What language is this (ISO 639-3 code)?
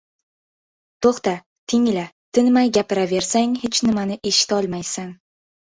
uzb